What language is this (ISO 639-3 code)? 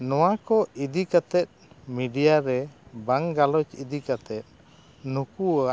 sat